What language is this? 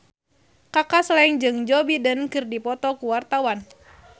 Sundanese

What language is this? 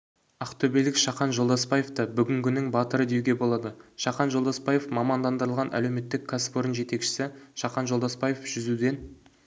Kazakh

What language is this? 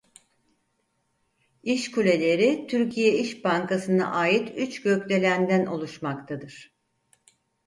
Turkish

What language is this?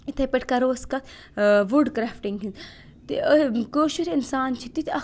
Kashmiri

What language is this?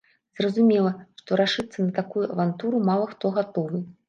Belarusian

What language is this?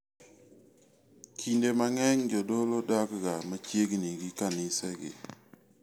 Luo (Kenya and Tanzania)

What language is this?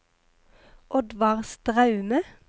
Norwegian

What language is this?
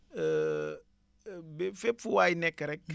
Wolof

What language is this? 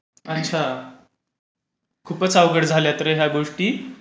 Marathi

